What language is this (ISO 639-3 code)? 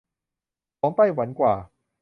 tha